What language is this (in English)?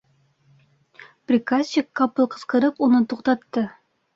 Bashkir